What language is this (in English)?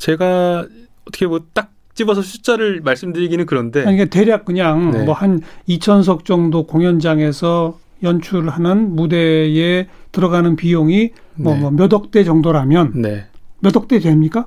Korean